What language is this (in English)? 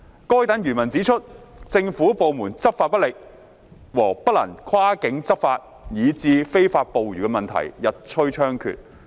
Cantonese